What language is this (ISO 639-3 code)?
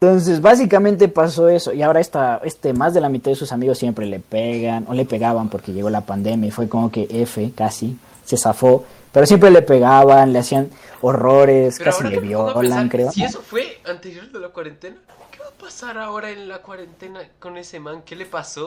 spa